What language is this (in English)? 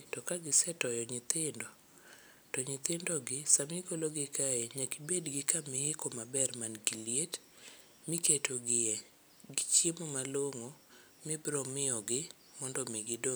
Luo (Kenya and Tanzania)